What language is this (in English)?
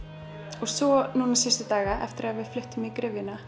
Icelandic